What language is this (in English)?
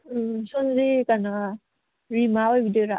Manipuri